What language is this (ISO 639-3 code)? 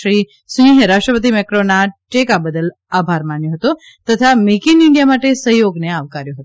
guj